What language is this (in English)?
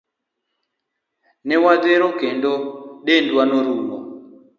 Luo (Kenya and Tanzania)